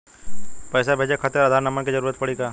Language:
Bhojpuri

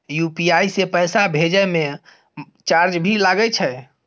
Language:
Maithili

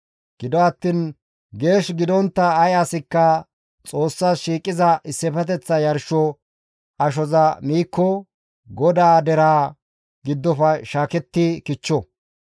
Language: Gamo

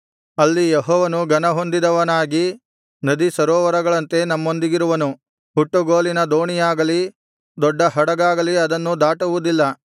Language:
Kannada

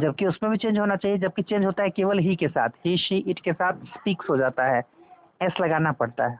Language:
Hindi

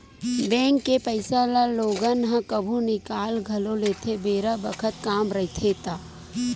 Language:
Chhattisgarhi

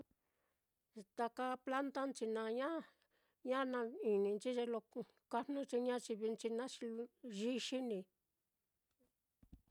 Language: Mitlatongo Mixtec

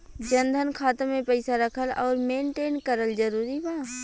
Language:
Bhojpuri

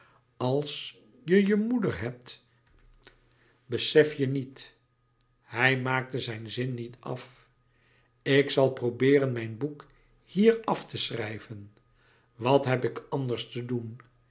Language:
Dutch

